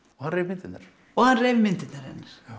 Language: Icelandic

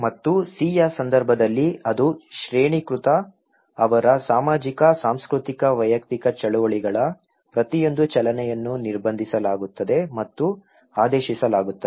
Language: Kannada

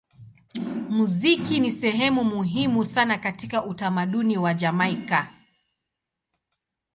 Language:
Swahili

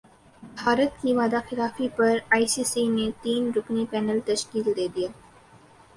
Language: Urdu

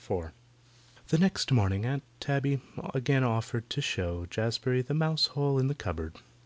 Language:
English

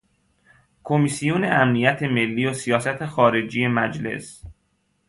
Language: Persian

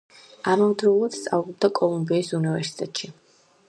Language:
Georgian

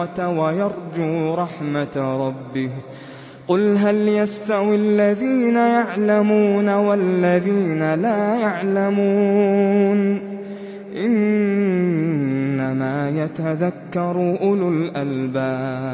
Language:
Arabic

